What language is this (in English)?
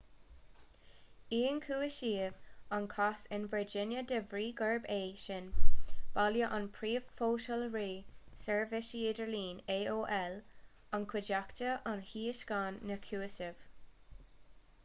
Irish